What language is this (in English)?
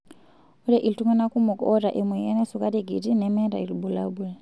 Masai